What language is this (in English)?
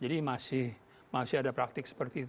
Indonesian